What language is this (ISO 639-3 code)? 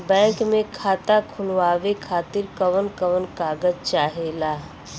bho